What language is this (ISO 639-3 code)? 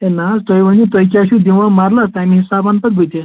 kas